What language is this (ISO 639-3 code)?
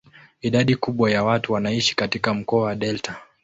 swa